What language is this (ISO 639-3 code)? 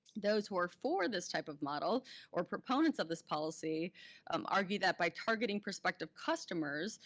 eng